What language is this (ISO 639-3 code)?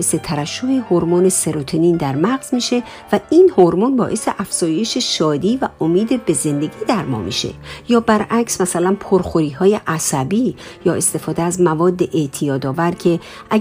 fas